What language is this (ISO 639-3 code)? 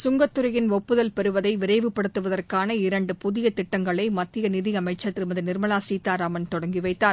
tam